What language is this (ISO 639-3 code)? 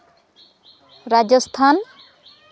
sat